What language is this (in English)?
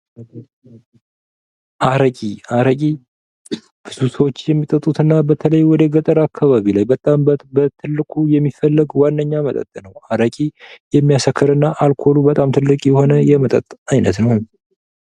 Amharic